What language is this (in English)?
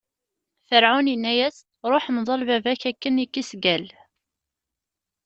Kabyle